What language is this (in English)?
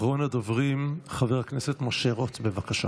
Hebrew